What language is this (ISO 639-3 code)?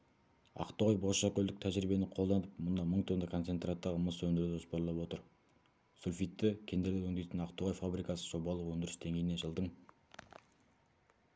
kaz